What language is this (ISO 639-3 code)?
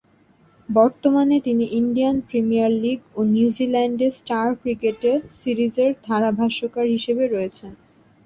ben